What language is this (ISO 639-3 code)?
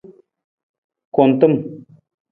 nmz